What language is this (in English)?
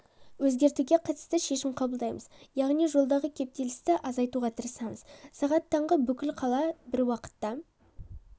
Kazakh